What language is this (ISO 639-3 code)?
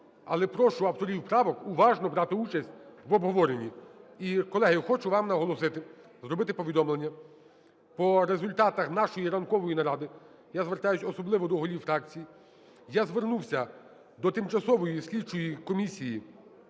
ukr